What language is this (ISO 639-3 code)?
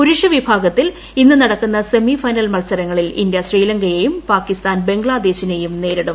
mal